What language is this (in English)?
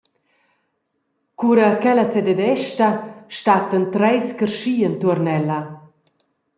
Romansh